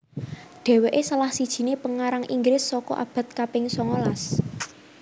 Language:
Javanese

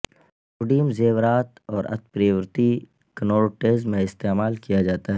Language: Urdu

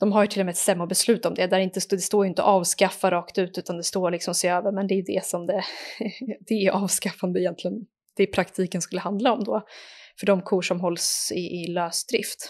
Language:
Swedish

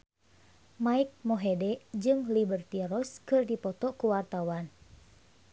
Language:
Sundanese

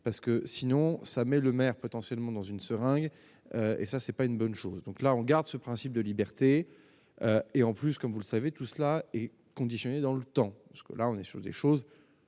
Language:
French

